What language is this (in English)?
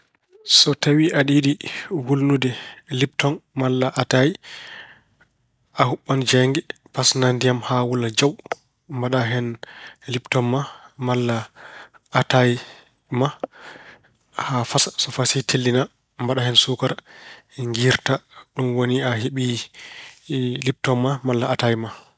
Fula